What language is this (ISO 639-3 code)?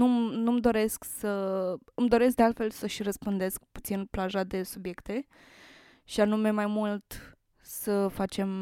ron